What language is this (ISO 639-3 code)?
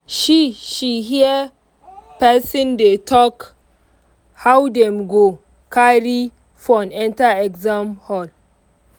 pcm